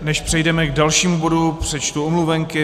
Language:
Czech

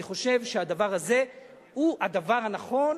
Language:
Hebrew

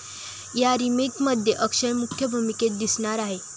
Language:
Marathi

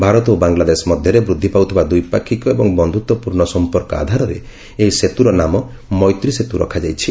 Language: Odia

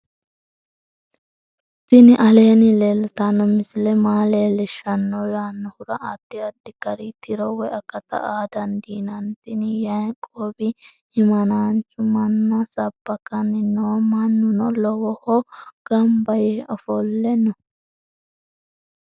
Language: Sidamo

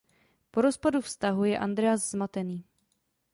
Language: Czech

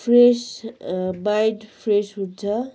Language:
Nepali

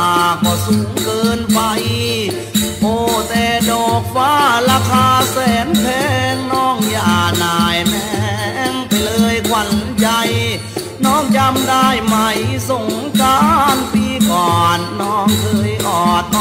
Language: Thai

